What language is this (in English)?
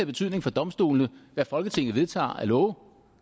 Danish